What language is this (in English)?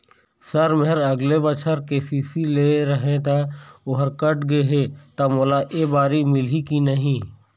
Chhattisgarhi